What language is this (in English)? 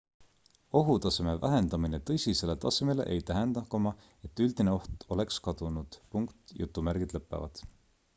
Estonian